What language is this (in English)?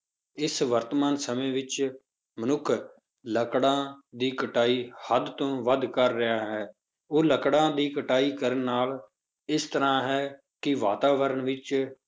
Punjabi